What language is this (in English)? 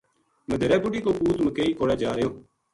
Gujari